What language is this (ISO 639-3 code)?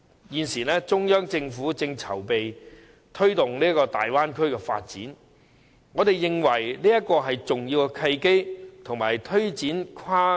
yue